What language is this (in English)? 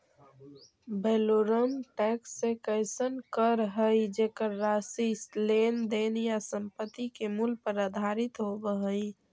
Magahi